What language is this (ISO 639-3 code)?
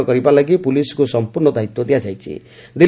ori